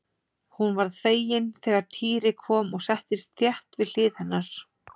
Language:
Icelandic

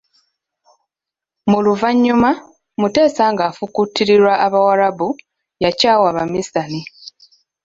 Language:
Ganda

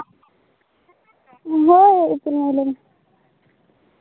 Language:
Santali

